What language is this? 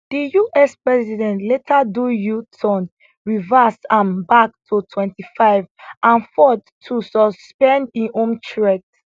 Nigerian Pidgin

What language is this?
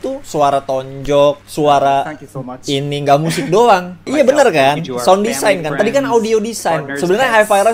Indonesian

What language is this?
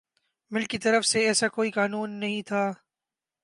Urdu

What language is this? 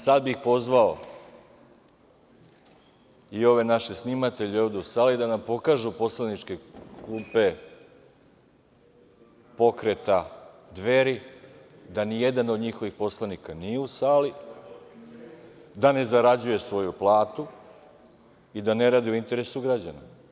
Serbian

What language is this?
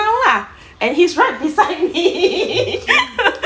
English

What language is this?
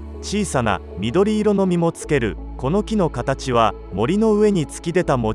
Japanese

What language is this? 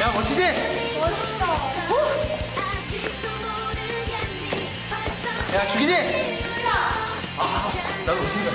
Korean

